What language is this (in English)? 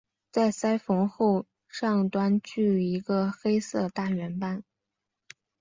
Chinese